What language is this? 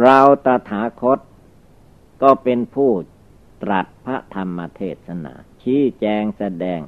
Thai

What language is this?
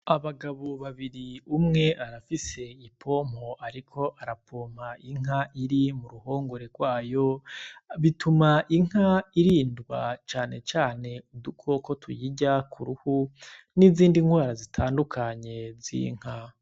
Rundi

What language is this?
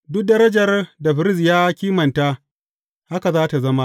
Hausa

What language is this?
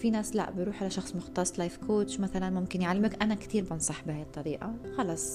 Arabic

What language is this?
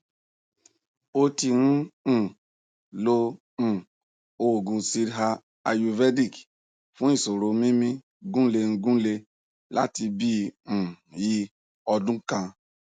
Yoruba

